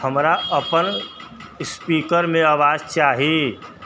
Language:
Maithili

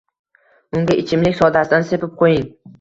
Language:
Uzbek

